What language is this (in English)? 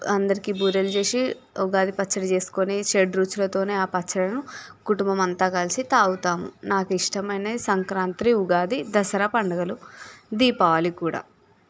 Telugu